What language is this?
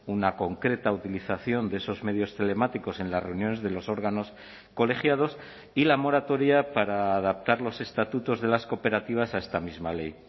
Spanish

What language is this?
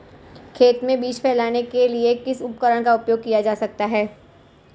Hindi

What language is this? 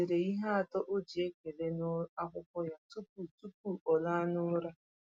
Igbo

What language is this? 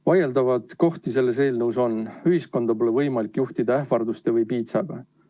Estonian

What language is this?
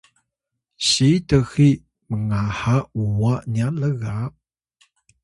Atayal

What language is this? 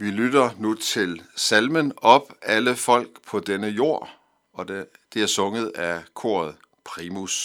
Danish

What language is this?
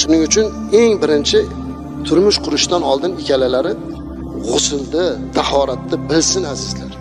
Turkish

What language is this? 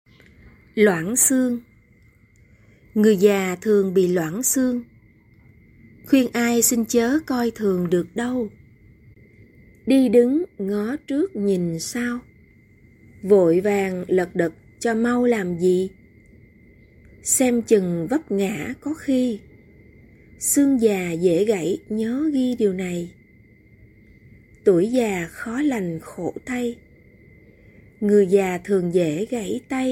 Vietnamese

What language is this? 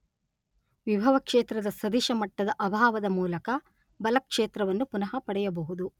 Kannada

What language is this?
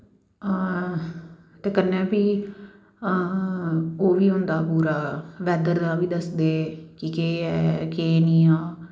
Dogri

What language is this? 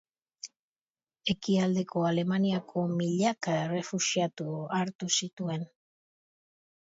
Basque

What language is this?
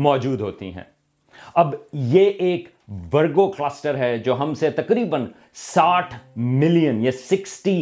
Urdu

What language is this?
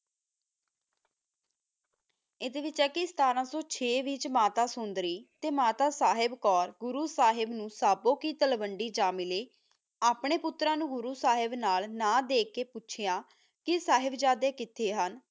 Punjabi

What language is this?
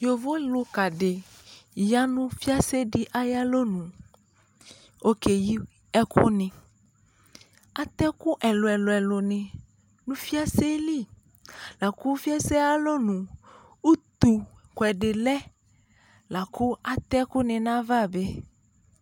Ikposo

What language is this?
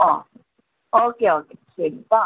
Malayalam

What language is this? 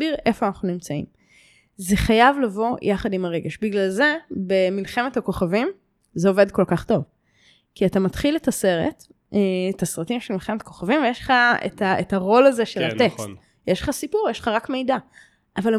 Hebrew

